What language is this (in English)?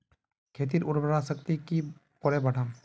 Magahi